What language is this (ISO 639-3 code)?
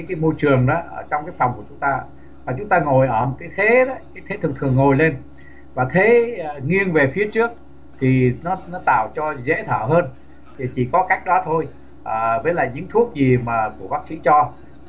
vie